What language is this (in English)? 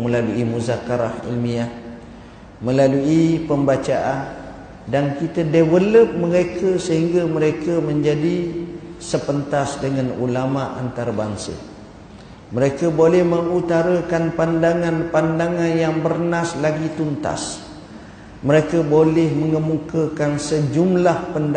Malay